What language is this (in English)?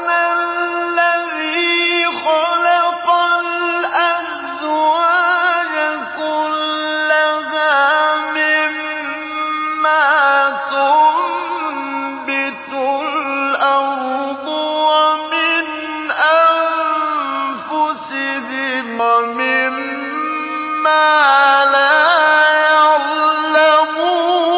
Arabic